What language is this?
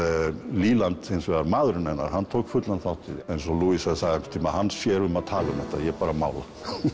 Icelandic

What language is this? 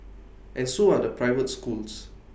English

